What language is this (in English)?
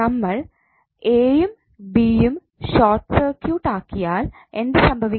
Malayalam